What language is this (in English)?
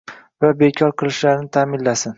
Uzbek